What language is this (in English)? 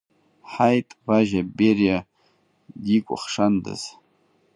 Abkhazian